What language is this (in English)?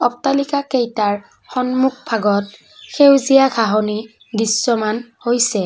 Assamese